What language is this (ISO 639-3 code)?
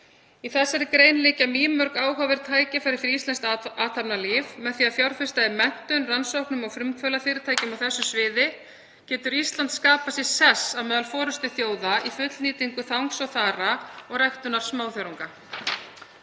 isl